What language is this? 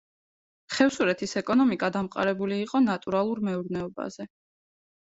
Georgian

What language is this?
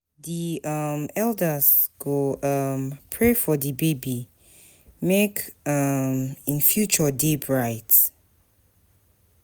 Nigerian Pidgin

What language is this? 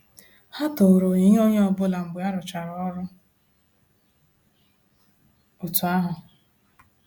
Igbo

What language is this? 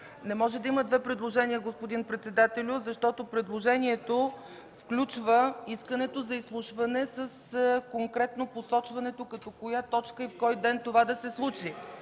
Bulgarian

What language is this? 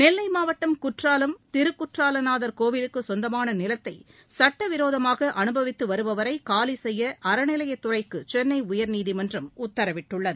Tamil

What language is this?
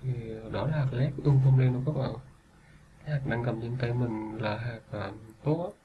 Vietnamese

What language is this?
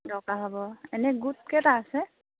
Assamese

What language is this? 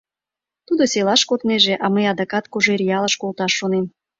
Mari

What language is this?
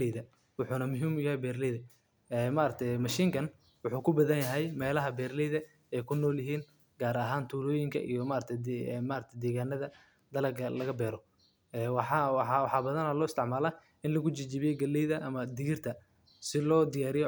Somali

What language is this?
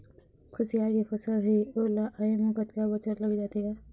Chhattisgarhi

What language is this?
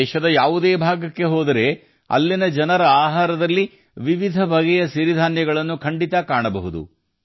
Kannada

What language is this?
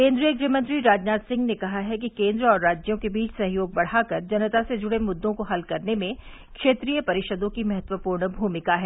Hindi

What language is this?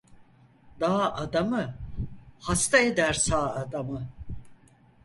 Turkish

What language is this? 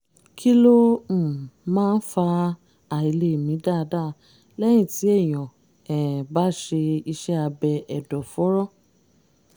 Yoruba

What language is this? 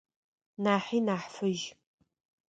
Adyghe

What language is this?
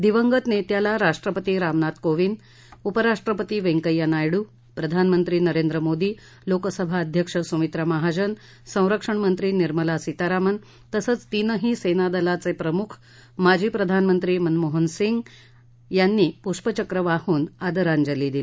Marathi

